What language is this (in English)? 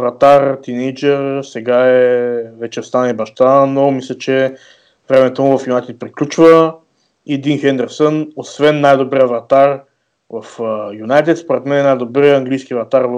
Bulgarian